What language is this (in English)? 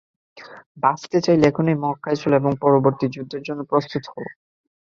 Bangla